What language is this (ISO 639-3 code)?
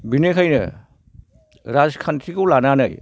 brx